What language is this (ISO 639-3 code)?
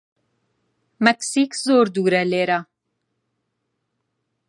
ckb